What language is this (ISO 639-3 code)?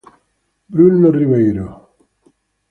ita